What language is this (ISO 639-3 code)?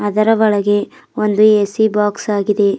kan